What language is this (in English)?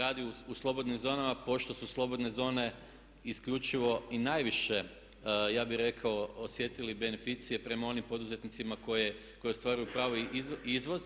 Croatian